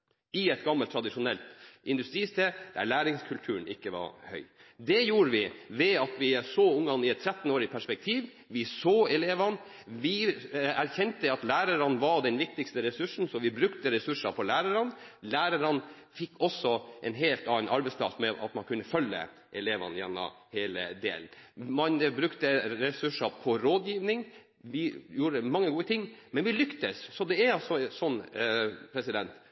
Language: Norwegian Bokmål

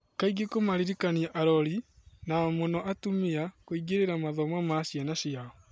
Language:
Kikuyu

